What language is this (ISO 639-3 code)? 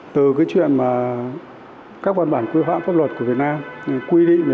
vie